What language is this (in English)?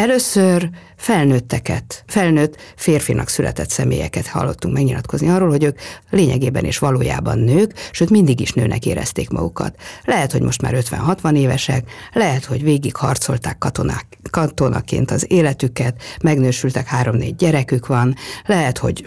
Hungarian